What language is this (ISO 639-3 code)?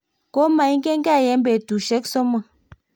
kln